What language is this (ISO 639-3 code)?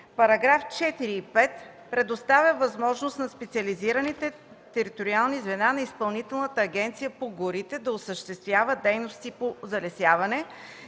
bul